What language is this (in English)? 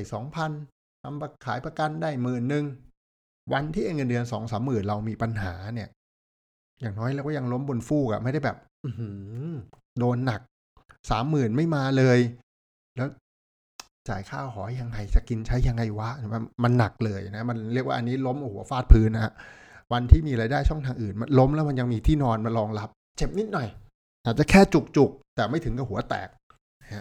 Thai